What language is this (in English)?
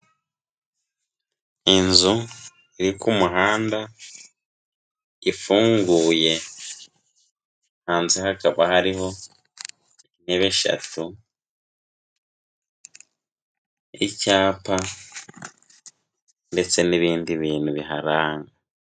Kinyarwanda